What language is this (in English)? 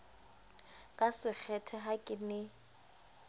Southern Sotho